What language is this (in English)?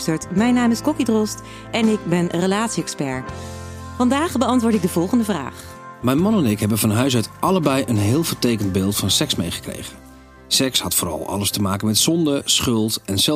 Dutch